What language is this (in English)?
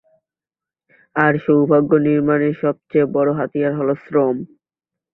Bangla